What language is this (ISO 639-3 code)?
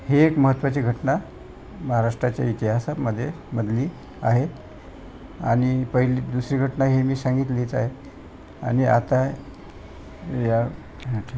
mar